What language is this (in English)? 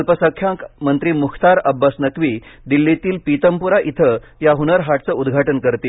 Marathi